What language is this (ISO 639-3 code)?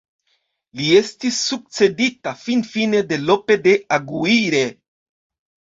epo